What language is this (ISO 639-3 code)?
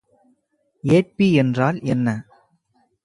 tam